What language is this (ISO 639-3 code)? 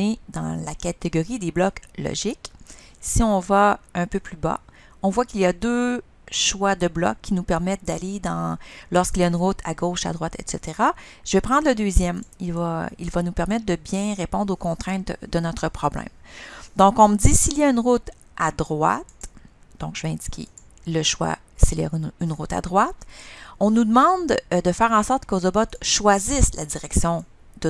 fra